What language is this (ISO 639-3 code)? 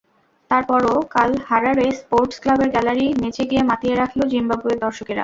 ben